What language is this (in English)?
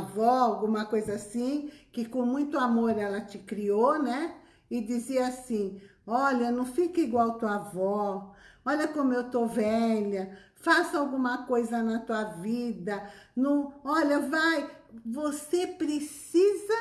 Portuguese